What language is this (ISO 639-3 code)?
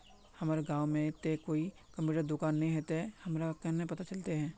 mag